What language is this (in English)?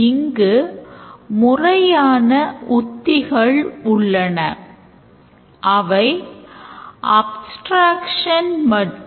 Tamil